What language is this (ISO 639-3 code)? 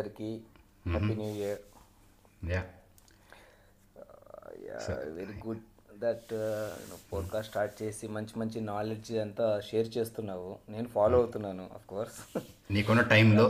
tel